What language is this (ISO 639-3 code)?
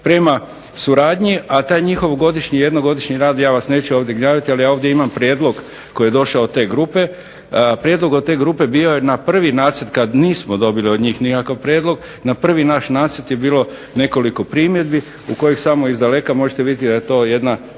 hrv